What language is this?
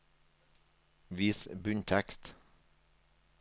Norwegian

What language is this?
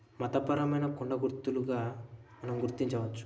Telugu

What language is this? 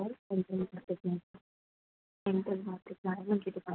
Sindhi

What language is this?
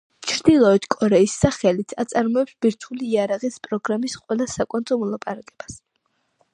Georgian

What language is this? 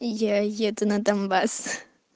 Russian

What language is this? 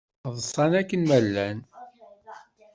Kabyle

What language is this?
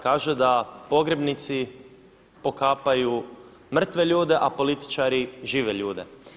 Croatian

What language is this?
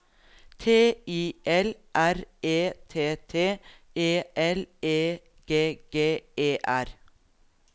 Norwegian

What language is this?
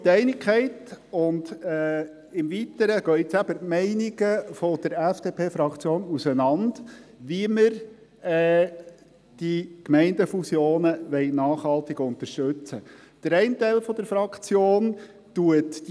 Swiss German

